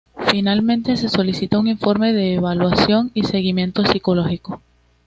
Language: Spanish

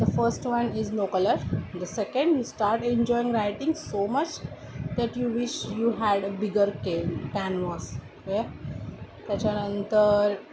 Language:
Marathi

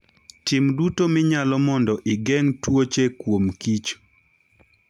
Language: Luo (Kenya and Tanzania)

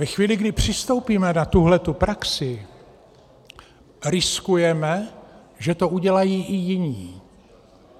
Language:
Czech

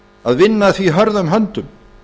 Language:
Icelandic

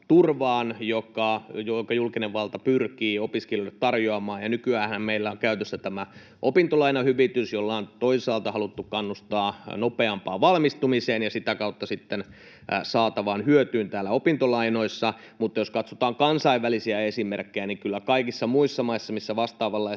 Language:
Finnish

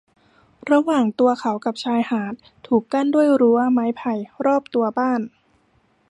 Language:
Thai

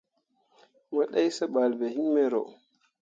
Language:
Mundang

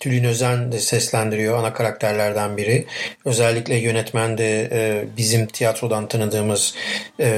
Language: Turkish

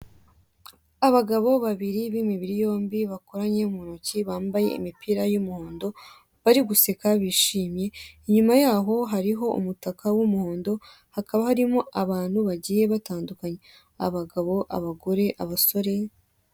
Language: Kinyarwanda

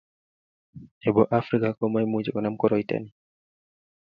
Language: Kalenjin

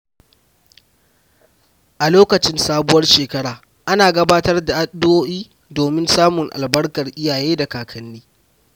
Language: Hausa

